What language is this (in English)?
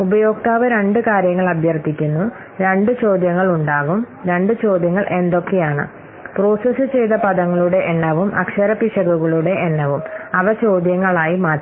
Malayalam